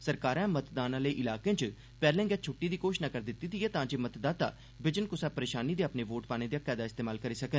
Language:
Dogri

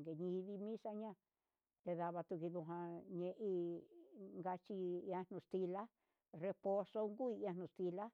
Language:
Huitepec Mixtec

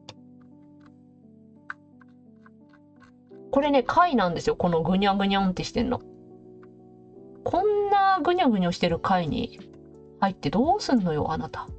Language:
Japanese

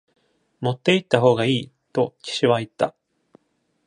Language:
Japanese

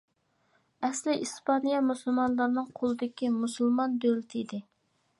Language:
Uyghur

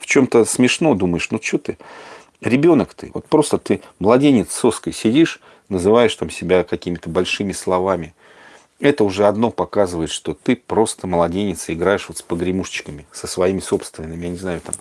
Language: Russian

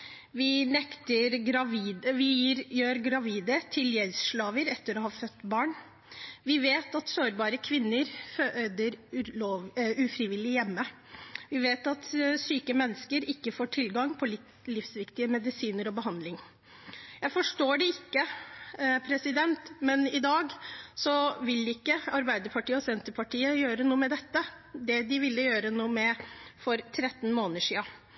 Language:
Norwegian Bokmål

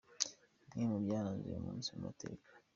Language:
Kinyarwanda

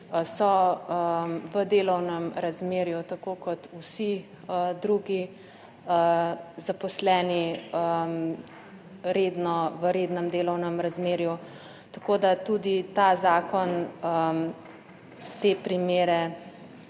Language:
Slovenian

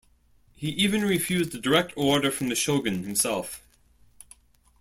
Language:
English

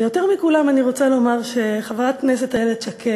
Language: Hebrew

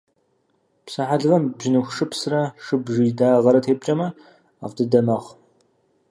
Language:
Kabardian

